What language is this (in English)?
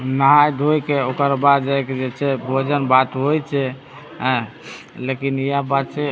Maithili